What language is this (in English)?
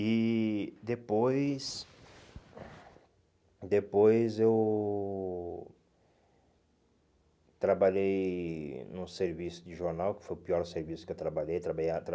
Portuguese